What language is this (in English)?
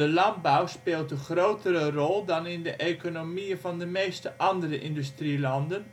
Dutch